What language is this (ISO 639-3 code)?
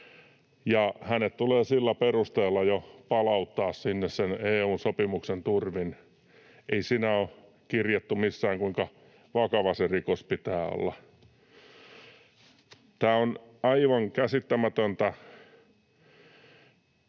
fin